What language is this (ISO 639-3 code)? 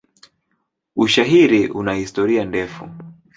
swa